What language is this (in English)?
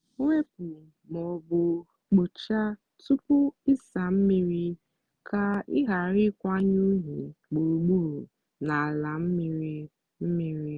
Igbo